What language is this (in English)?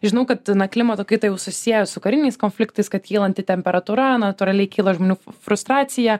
Lithuanian